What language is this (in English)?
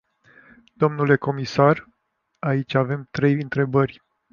Romanian